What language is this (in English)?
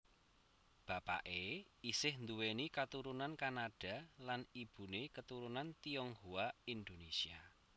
Javanese